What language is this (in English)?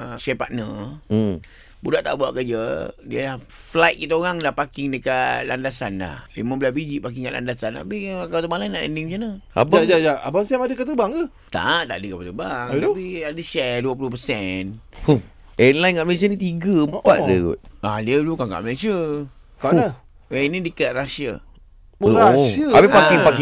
Malay